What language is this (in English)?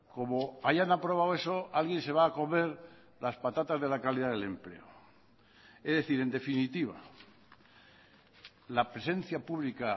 Spanish